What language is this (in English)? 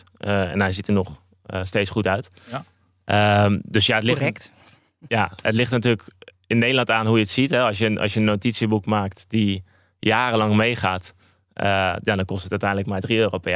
Dutch